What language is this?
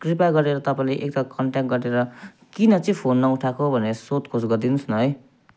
Nepali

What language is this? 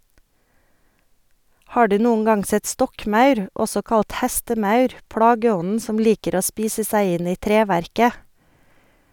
Norwegian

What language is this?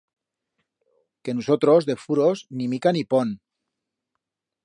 Aragonese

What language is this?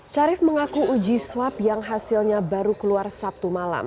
Indonesian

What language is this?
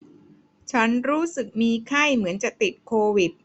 Thai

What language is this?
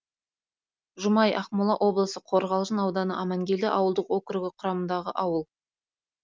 Kazakh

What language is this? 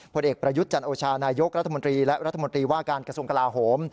Thai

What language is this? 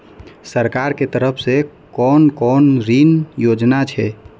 Maithili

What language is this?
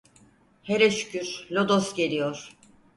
Turkish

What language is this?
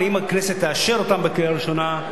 Hebrew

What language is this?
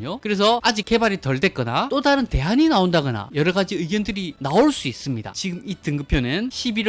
Korean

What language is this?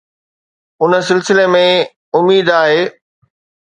Sindhi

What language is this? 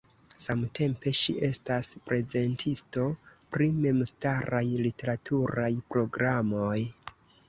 Esperanto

